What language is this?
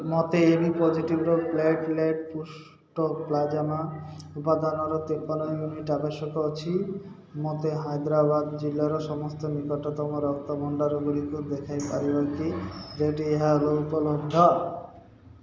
Odia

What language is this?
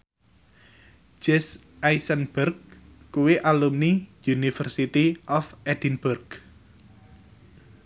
Javanese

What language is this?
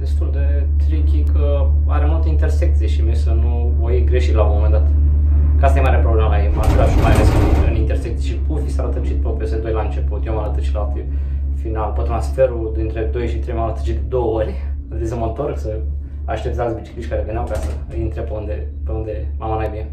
Romanian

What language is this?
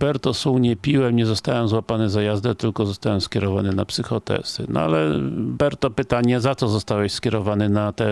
Polish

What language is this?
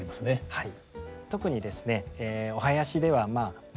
Japanese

